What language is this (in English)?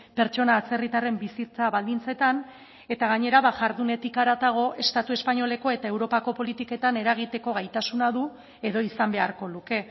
Basque